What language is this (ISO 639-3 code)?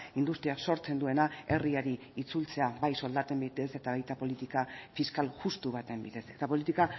eus